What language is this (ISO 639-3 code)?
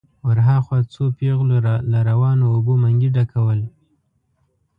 pus